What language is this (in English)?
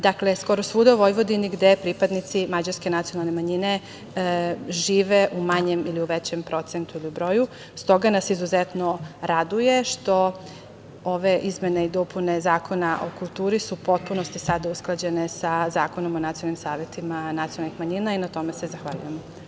Serbian